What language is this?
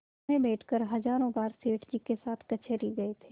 Hindi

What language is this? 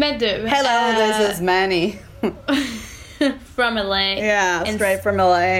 Swedish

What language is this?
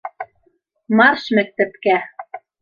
Bashkir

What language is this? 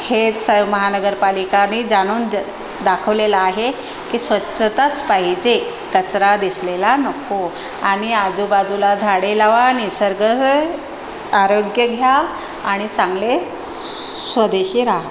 Marathi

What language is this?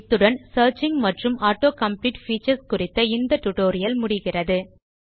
Tamil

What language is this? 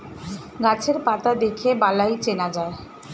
Bangla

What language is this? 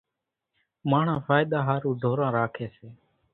Kachi Koli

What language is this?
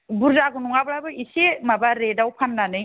Bodo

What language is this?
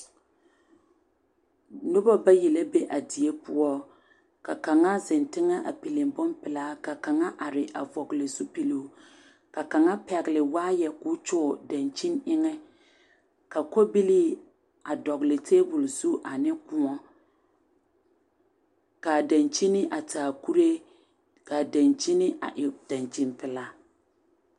Southern Dagaare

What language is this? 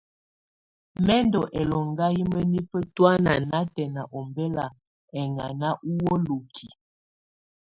Tunen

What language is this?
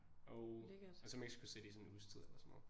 Danish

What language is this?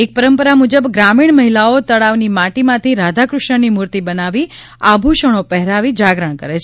Gujarati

